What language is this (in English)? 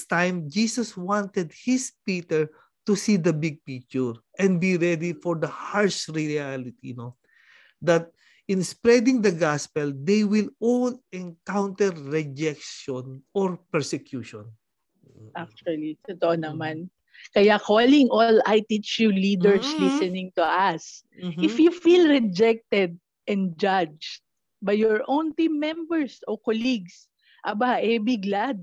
Filipino